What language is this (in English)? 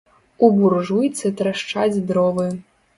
Belarusian